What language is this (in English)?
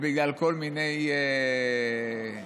Hebrew